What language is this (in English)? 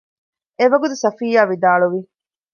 Divehi